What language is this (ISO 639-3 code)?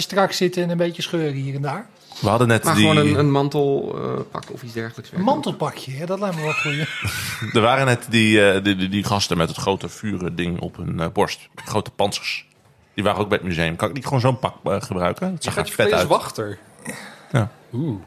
nld